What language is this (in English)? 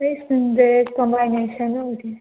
Manipuri